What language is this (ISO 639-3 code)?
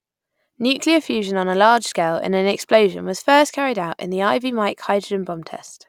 eng